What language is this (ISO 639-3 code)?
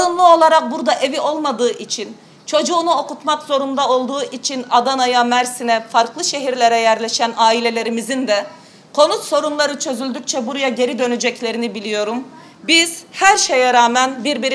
tur